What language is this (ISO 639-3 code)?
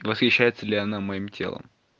rus